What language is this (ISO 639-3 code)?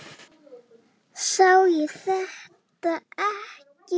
isl